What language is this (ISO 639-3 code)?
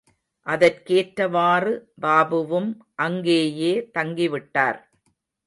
tam